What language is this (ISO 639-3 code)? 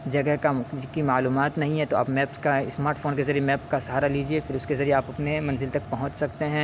urd